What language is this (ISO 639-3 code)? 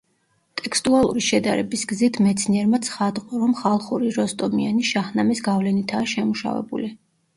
kat